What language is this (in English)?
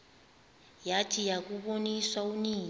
Xhosa